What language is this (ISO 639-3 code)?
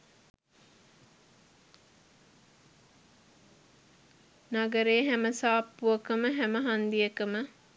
sin